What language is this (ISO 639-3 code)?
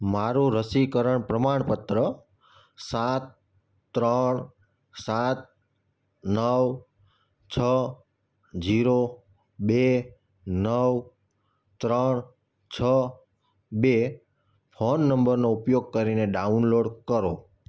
guj